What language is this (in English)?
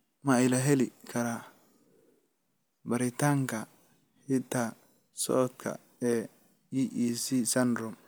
Somali